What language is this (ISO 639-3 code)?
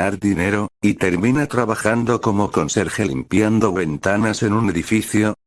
spa